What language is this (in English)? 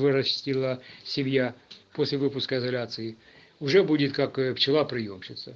Russian